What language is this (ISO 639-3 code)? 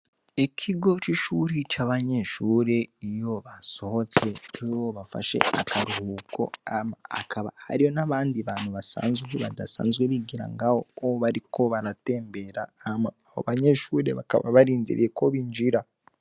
run